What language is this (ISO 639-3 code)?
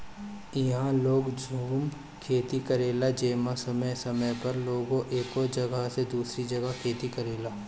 bho